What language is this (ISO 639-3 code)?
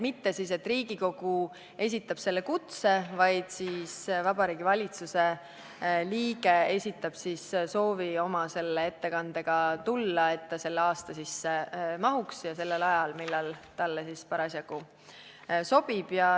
est